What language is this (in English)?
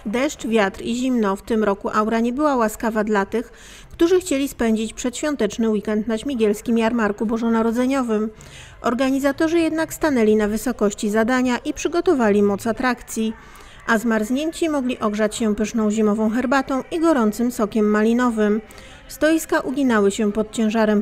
Polish